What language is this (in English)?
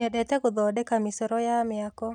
Kikuyu